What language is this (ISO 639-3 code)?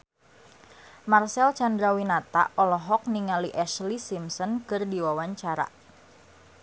sun